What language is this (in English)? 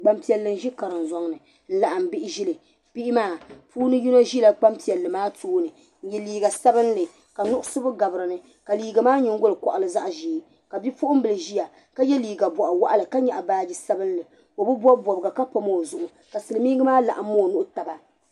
Dagbani